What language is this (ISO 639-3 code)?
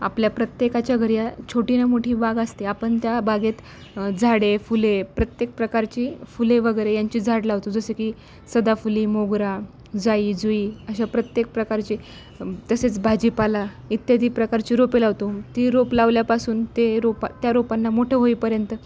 mar